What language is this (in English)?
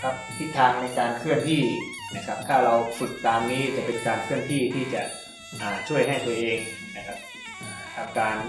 Thai